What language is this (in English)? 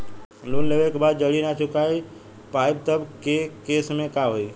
Bhojpuri